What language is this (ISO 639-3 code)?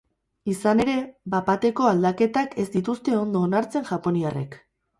eus